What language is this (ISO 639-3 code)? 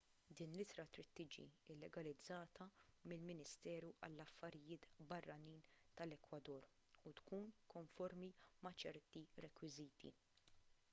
mlt